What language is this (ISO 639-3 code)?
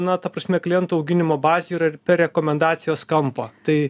lit